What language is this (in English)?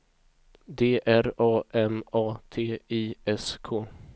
Swedish